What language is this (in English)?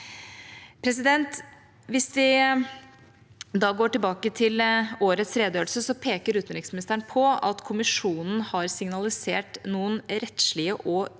Norwegian